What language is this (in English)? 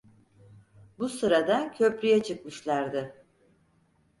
Turkish